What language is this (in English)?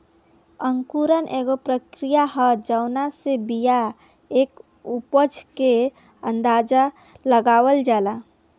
Bhojpuri